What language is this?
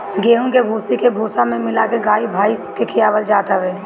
Bhojpuri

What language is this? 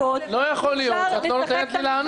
Hebrew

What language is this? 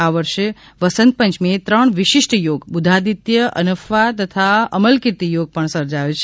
Gujarati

